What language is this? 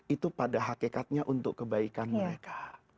Indonesian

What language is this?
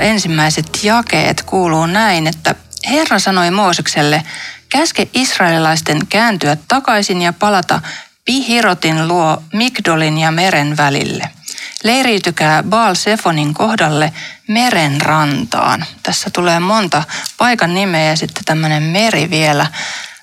Finnish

